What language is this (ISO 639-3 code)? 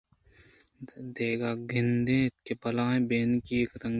bgp